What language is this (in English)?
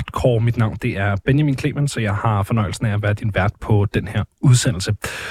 Danish